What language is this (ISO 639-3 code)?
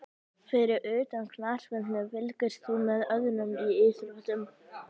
isl